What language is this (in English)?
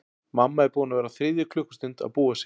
Icelandic